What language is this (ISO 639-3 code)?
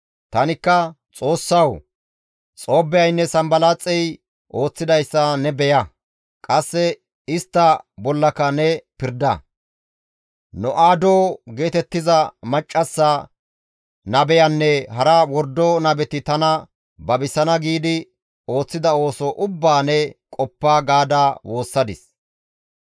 gmv